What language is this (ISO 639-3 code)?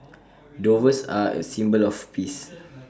eng